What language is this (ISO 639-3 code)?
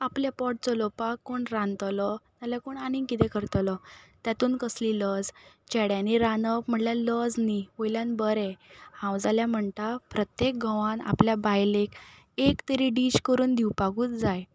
kok